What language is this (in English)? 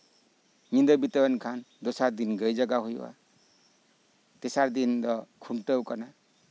Santali